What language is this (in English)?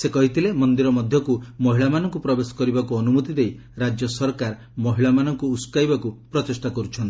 Odia